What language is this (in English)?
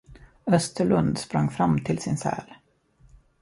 Swedish